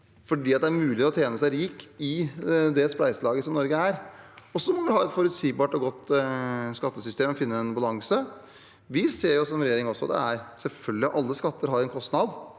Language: Norwegian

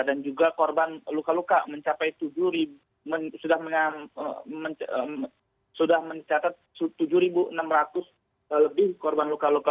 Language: Indonesian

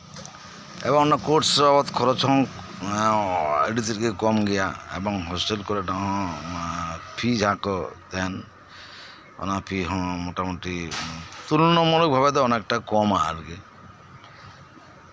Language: Santali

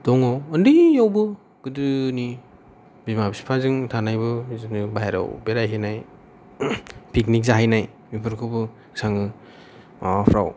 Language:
Bodo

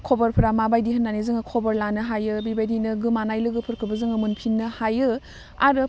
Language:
Bodo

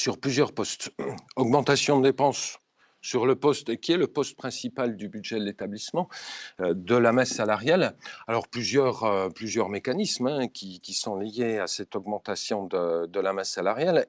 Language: French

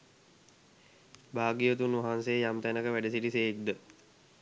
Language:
Sinhala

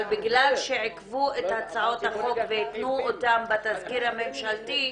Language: Hebrew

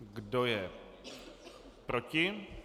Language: Czech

